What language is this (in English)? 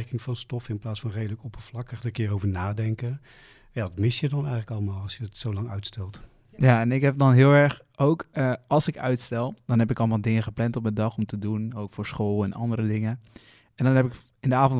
Dutch